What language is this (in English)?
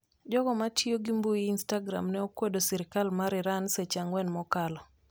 Luo (Kenya and Tanzania)